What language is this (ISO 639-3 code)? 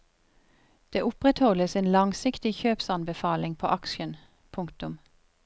nor